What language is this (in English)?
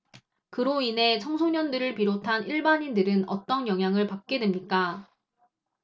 Korean